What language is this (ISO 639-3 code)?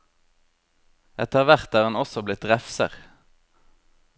nor